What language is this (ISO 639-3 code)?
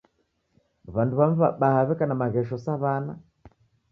dav